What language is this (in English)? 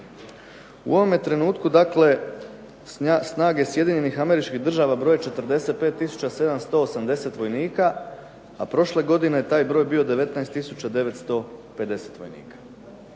Croatian